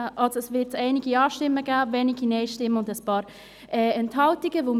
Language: Swiss German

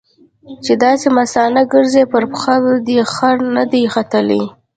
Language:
Pashto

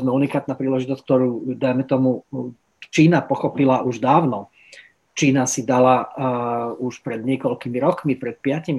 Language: Slovak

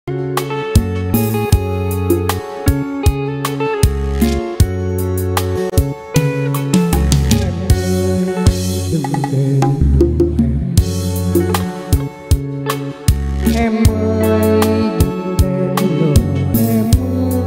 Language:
Thai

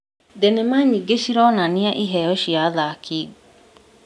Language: Kikuyu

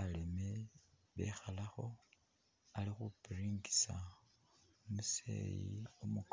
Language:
Masaaba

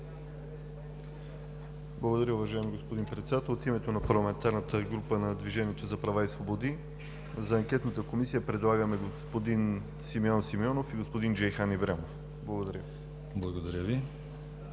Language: Bulgarian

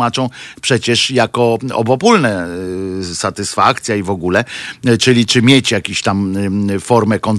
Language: Polish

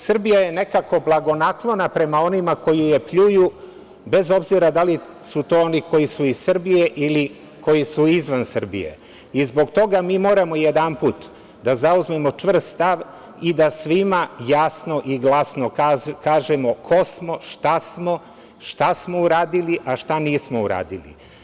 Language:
Serbian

